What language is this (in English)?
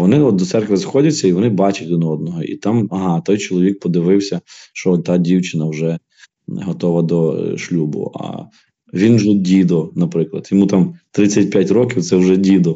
Ukrainian